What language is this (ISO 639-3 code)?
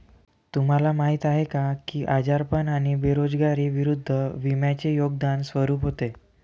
mar